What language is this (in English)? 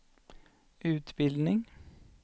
Swedish